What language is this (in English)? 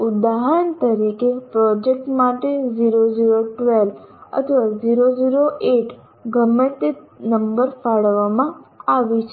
Gujarati